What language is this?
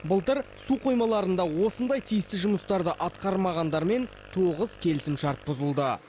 Kazakh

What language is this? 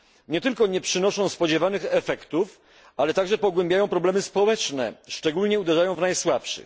Polish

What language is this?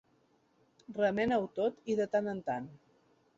Catalan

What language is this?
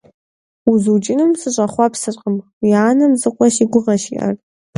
Kabardian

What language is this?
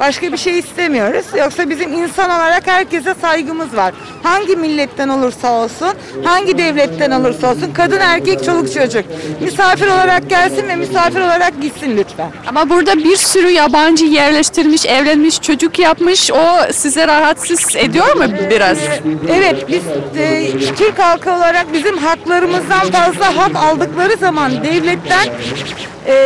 Turkish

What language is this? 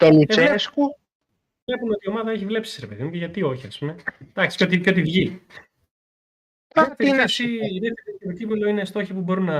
Greek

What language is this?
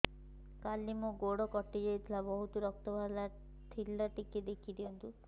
Odia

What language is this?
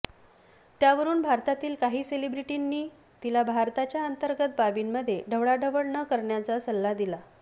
Marathi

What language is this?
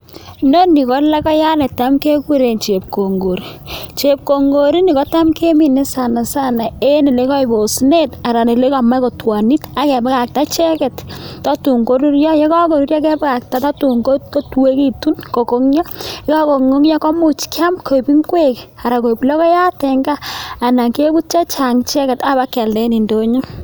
Kalenjin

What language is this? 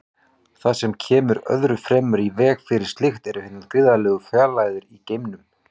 Icelandic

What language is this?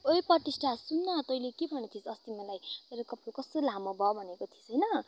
Nepali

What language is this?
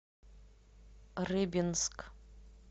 Russian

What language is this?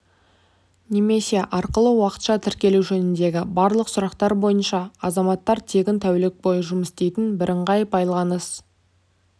Kazakh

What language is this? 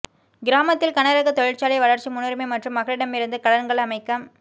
Tamil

